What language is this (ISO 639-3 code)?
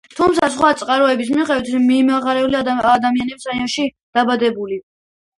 kat